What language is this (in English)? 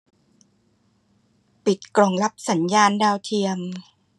Thai